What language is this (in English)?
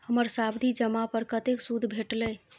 Maithili